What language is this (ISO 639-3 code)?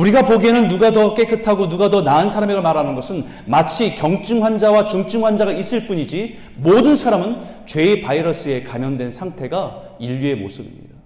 kor